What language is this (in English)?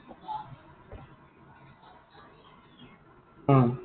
Assamese